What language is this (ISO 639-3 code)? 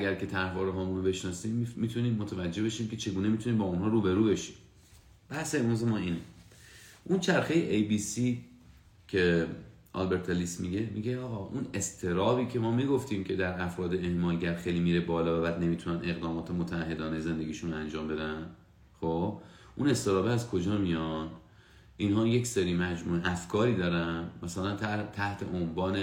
fas